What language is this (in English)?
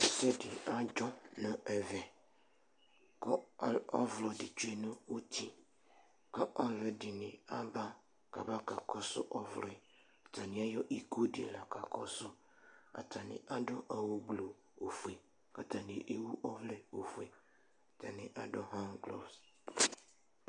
Ikposo